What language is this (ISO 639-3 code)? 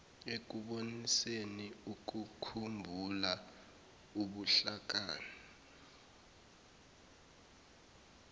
zul